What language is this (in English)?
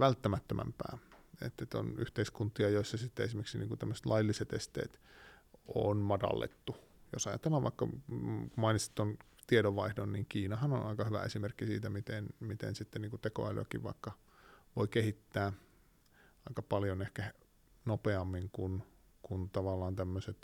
Finnish